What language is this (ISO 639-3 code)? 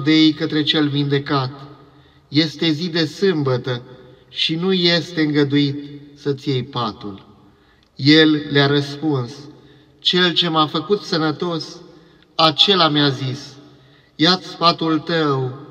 ron